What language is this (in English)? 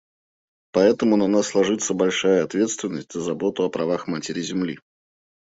Russian